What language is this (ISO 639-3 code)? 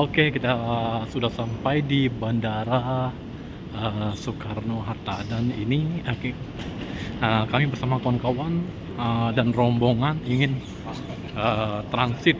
ind